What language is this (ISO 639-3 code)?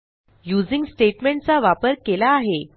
mar